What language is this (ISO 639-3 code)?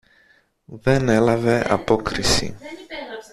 ell